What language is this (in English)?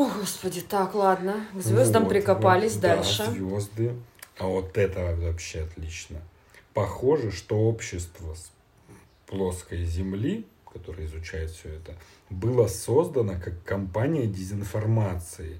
Russian